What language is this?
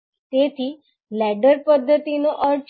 Gujarati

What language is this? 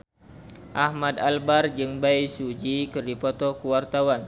Sundanese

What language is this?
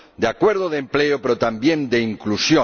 Spanish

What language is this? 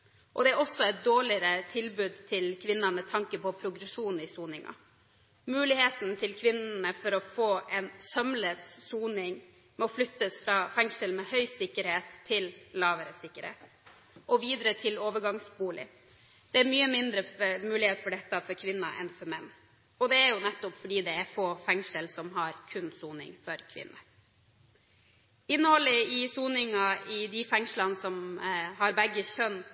Norwegian Bokmål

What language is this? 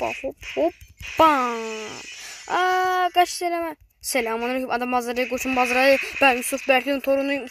Turkish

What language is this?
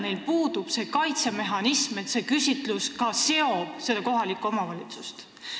Estonian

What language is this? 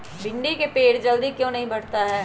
Magahi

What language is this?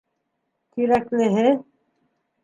Bashkir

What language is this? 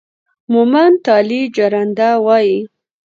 Pashto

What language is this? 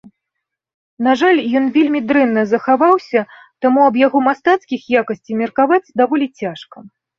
Belarusian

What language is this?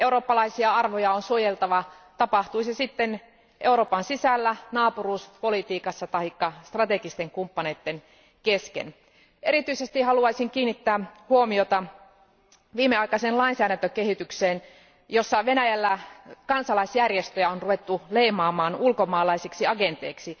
Finnish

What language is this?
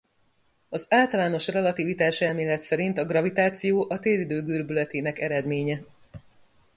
Hungarian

